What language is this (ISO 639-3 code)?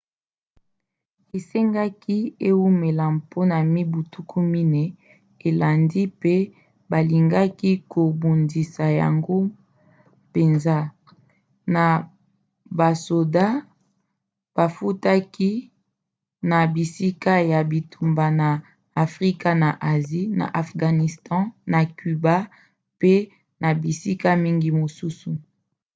lin